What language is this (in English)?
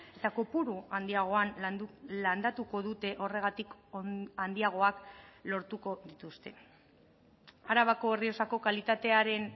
Basque